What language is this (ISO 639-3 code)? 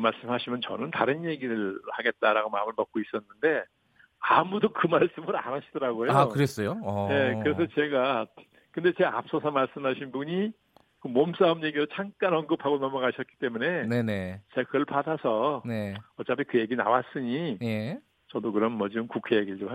kor